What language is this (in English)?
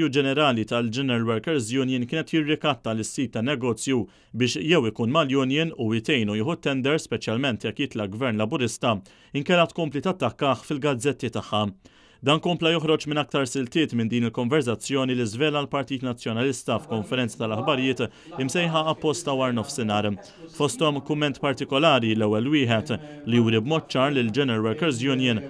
Arabic